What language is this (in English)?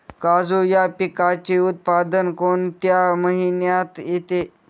Marathi